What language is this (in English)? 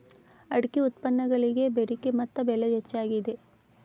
Kannada